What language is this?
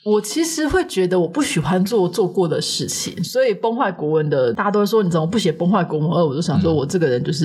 Chinese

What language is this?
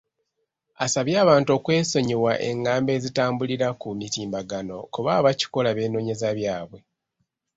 Ganda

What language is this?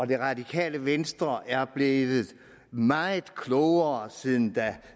Danish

